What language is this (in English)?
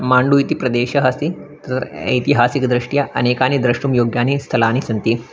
Sanskrit